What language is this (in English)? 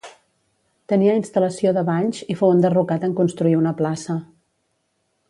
Catalan